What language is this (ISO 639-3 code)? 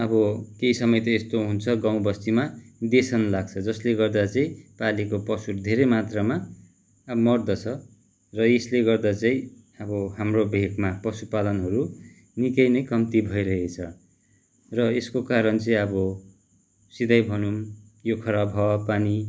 nep